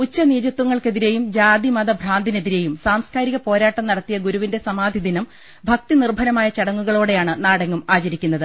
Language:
Malayalam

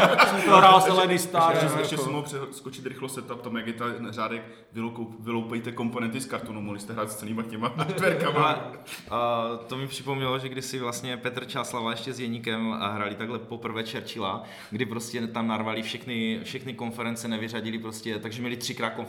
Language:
Czech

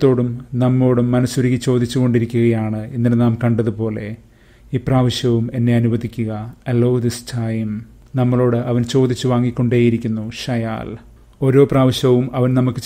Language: Malayalam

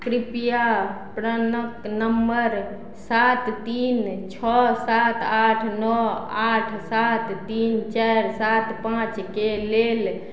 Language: Maithili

